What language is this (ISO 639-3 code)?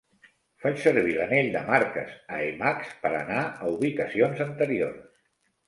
cat